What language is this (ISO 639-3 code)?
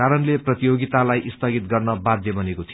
nep